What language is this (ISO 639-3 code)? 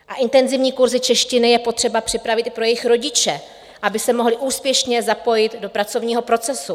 ces